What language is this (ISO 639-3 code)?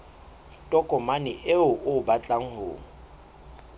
sot